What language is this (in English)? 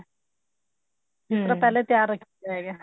Punjabi